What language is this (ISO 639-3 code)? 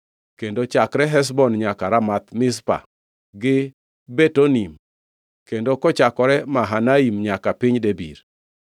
luo